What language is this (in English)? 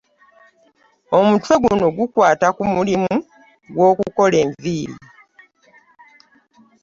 Ganda